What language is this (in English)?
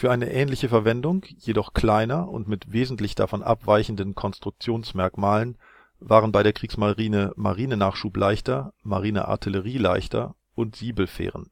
German